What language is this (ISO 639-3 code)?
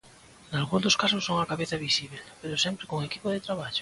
glg